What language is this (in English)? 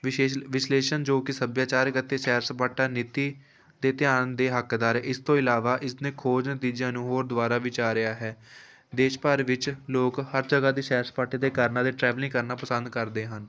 Punjabi